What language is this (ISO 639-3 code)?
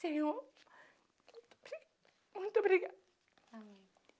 por